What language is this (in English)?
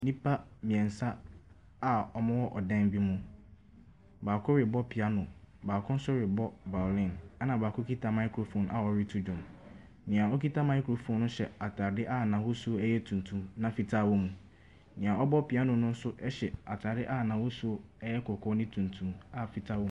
Akan